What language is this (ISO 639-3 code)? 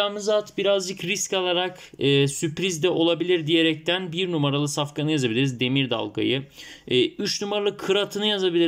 tur